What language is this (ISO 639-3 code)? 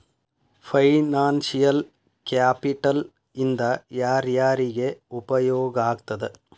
kan